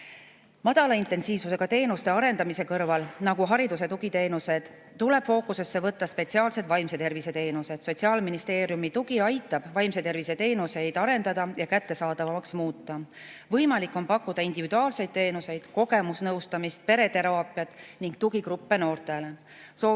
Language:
Estonian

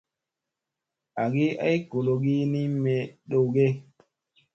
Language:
Musey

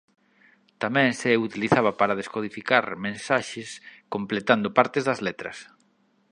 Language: Galician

